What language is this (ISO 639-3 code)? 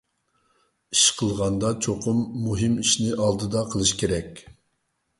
uig